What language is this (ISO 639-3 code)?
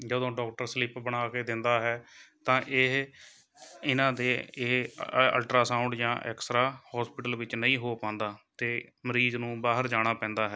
pan